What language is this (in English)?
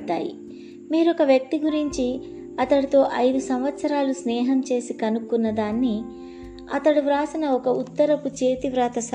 Telugu